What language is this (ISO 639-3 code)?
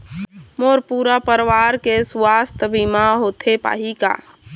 hne